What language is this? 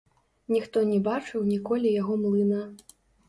Belarusian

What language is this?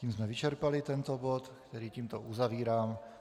Czech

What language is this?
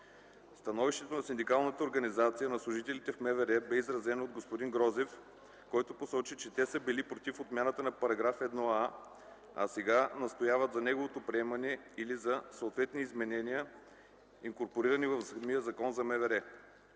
Bulgarian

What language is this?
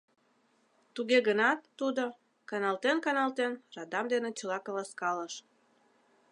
Mari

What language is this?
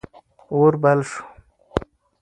Pashto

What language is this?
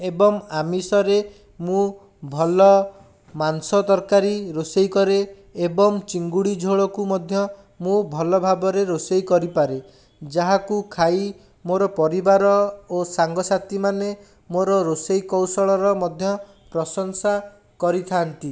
Odia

